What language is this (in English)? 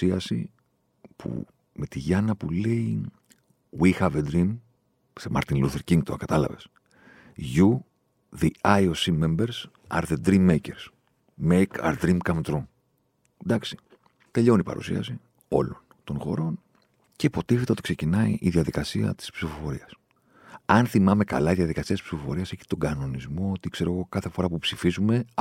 Greek